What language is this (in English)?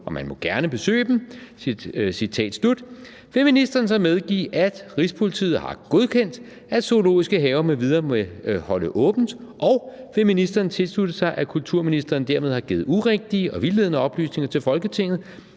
Danish